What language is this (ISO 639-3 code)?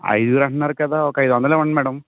tel